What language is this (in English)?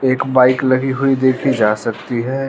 Hindi